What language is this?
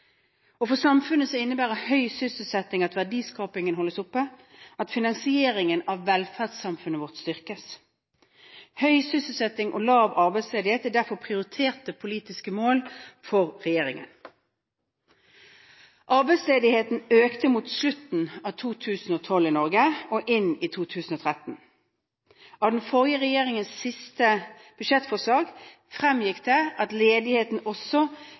Norwegian Bokmål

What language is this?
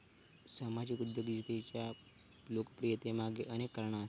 Marathi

